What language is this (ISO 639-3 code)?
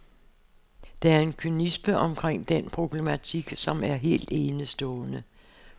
dan